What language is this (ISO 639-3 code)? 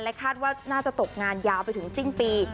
tha